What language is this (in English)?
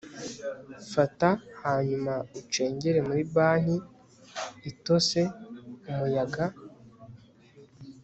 Kinyarwanda